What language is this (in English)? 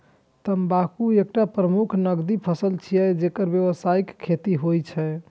Maithili